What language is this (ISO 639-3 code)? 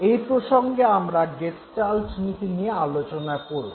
ben